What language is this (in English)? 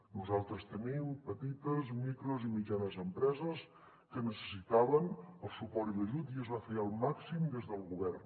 Catalan